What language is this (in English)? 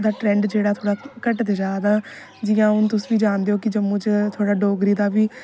Dogri